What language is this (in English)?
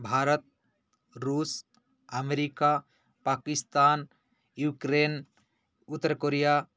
Sanskrit